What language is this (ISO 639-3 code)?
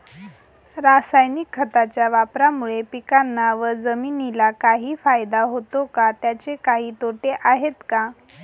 mar